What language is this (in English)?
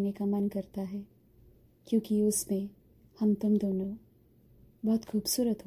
Hindi